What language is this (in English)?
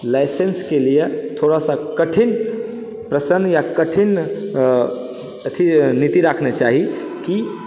Maithili